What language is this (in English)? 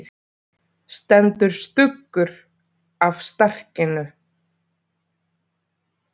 Icelandic